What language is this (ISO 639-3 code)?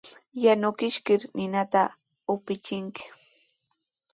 qws